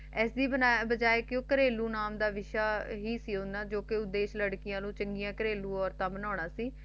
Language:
Punjabi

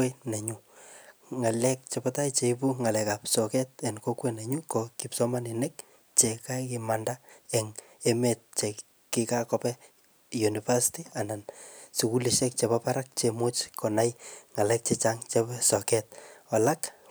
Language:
Kalenjin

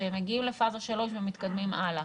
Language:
Hebrew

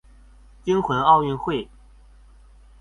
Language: Chinese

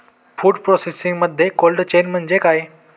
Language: Marathi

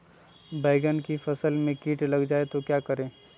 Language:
Magahi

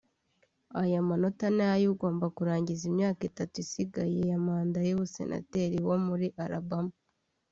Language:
Kinyarwanda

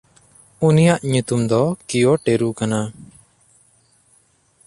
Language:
Santali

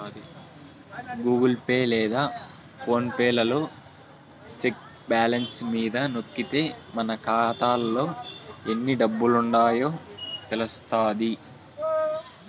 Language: Telugu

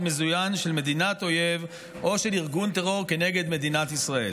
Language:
Hebrew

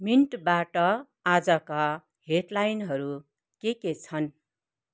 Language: Nepali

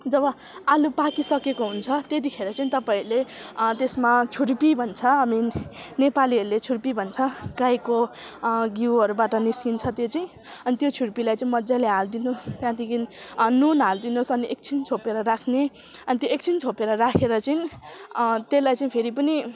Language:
Nepali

